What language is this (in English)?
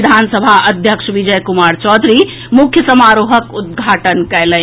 Maithili